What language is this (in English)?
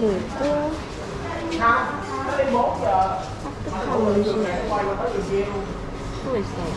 Korean